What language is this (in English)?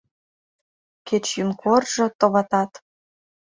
Mari